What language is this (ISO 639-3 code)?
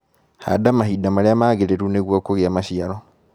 kik